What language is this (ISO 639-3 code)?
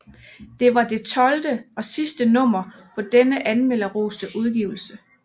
dan